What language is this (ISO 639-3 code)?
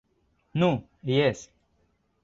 epo